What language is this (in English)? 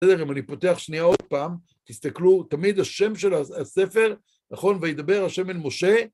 Hebrew